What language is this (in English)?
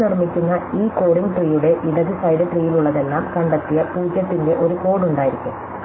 Malayalam